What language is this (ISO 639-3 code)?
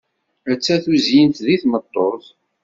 kab